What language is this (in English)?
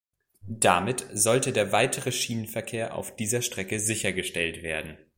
German